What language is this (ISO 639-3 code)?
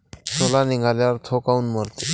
mar